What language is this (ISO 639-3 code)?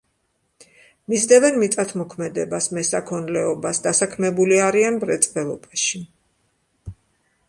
kat